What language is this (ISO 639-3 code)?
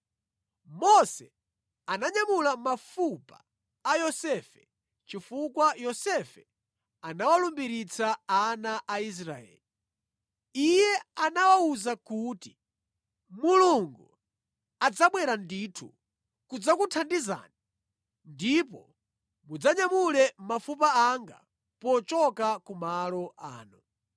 nya